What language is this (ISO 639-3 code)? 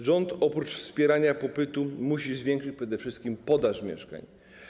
pol